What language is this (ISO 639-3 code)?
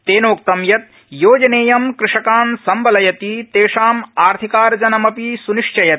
san